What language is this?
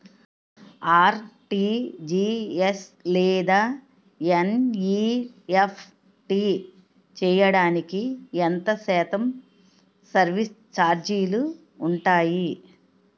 Telugu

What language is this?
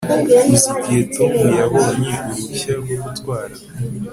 Kinyarwanda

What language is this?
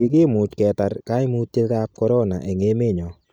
Kalenjin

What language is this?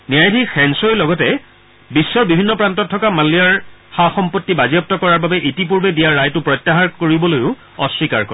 Assamese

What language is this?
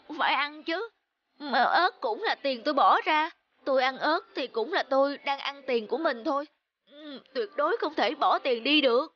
Vietnamese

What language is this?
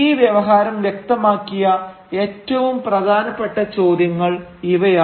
Malayalam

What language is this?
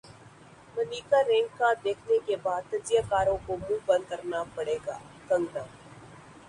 Urdu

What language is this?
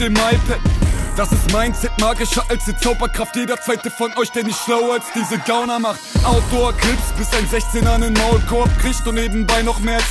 German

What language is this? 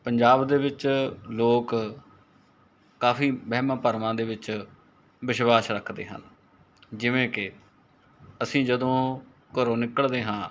Punjabi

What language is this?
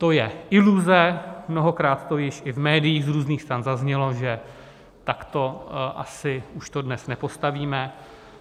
Czech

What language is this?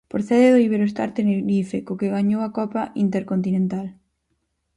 Galician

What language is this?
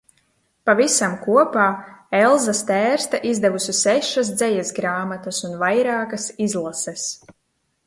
Latvian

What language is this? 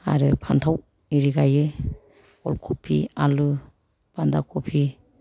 Bodo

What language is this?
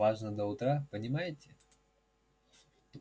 Russian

